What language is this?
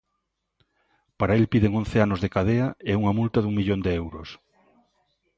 Galician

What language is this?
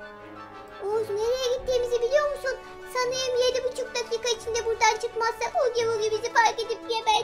Turkish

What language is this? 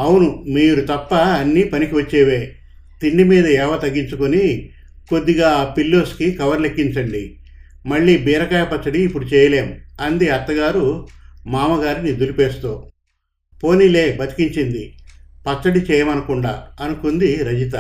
Telugu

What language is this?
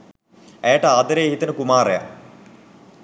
Sinhala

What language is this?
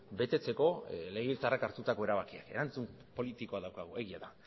Basque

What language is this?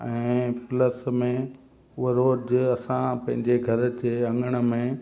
Sindhi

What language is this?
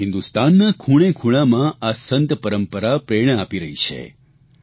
Gujarati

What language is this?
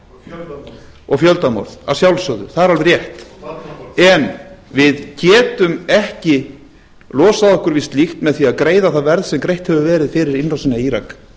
Icelandic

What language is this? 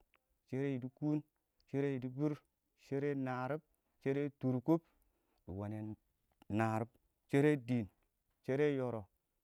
Awak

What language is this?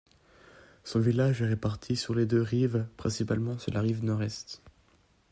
French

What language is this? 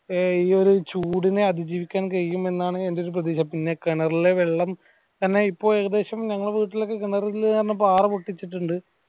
Malayalam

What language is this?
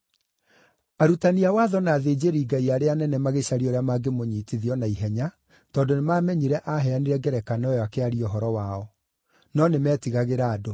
Kikuyu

